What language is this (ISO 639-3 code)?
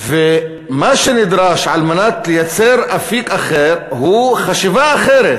heb